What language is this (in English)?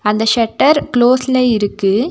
Tamil